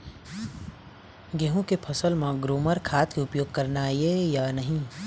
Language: Chhattisgarhi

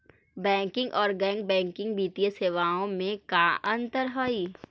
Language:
Magahi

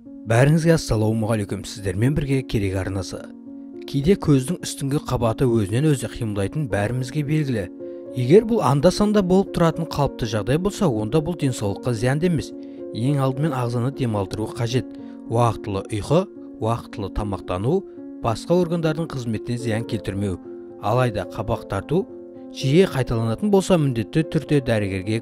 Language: Turkish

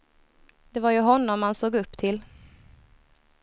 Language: Swedish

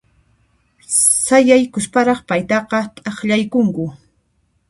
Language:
Puno Quechua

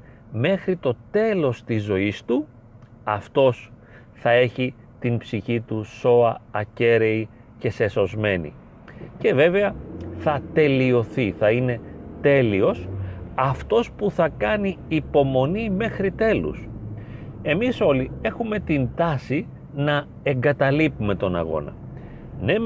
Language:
Greek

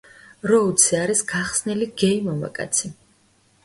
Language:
Georgian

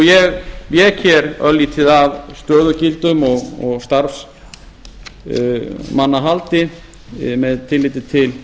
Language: Icelandic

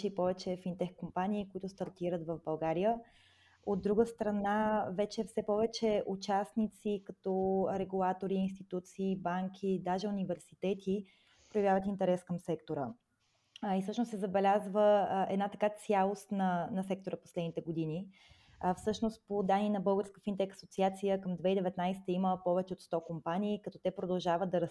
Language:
Bulgarian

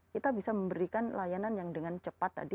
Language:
Indonesian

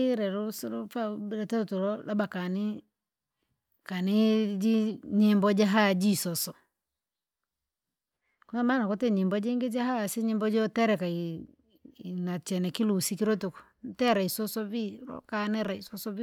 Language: Langi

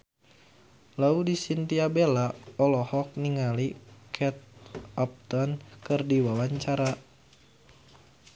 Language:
Sundanese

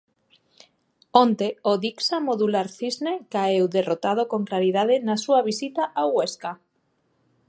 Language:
Galician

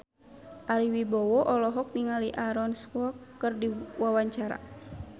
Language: Sundanese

